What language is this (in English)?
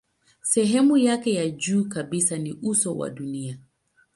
Swahili